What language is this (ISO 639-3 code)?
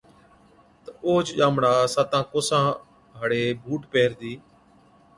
odk